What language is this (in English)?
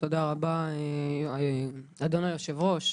Hebrew